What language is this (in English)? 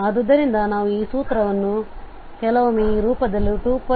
Kannada